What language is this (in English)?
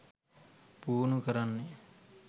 Sinhala